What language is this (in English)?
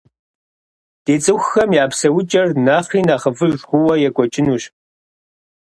Kabardian